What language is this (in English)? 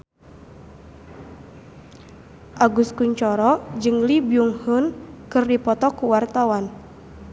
Sundanese